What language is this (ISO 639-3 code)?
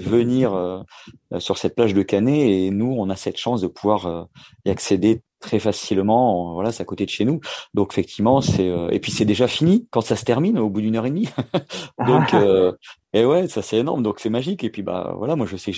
fra